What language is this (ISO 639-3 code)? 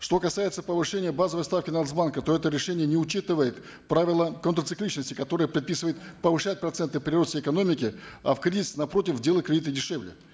kaz